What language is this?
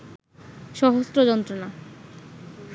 Bangla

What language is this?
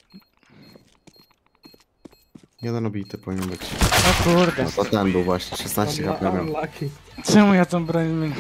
Polish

